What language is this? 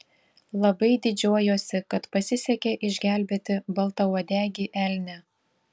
Lithuanian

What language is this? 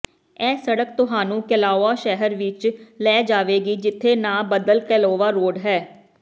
Punjabi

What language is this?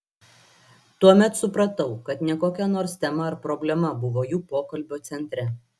Lithuanian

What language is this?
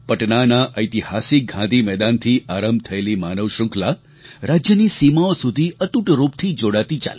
Gujarati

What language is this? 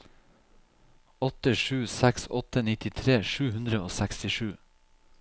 Norwegian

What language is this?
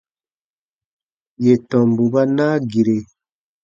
Baatonum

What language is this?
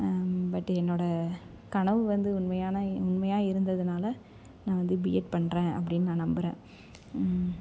Tamil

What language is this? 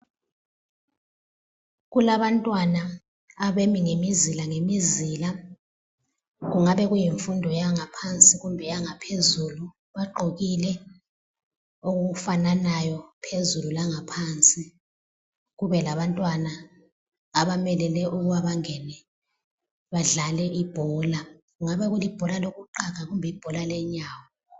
North Ndebele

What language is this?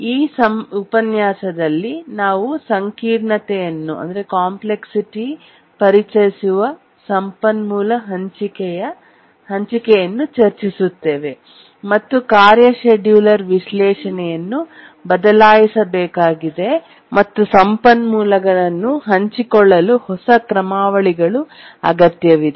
Kannada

